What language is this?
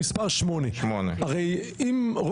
Hebrew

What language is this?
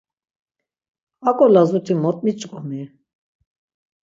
Laz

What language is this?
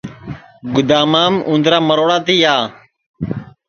Sansi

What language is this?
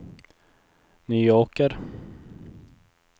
Swedish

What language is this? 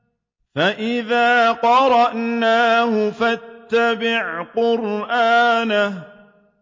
Arabic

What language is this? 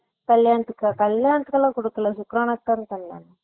Tamil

